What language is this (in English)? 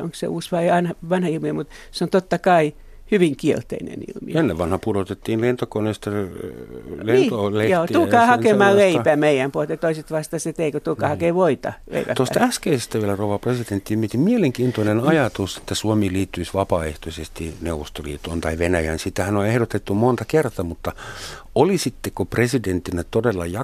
Finnish